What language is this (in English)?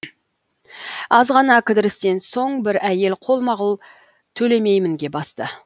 Kazakh